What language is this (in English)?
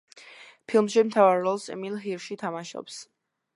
Georgian